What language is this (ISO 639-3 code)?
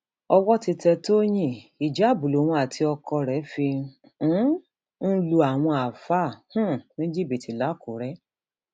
yor